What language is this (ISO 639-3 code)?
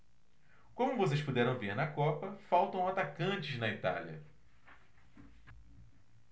por